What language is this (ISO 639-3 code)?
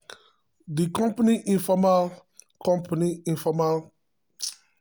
pcm